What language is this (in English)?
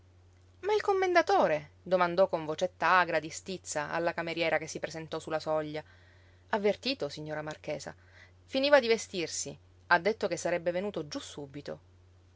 Italian